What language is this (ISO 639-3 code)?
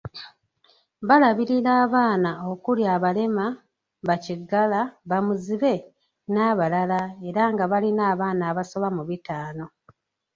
lug